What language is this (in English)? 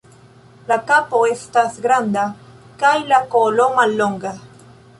Esperanto